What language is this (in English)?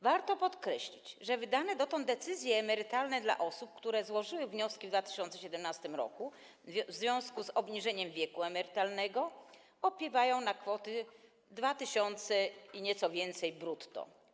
Polish